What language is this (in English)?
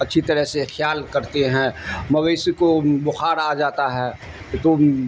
Urdu